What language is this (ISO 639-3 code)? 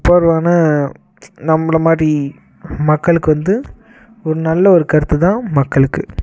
tam